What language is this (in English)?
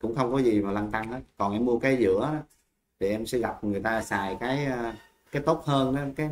Vietnamese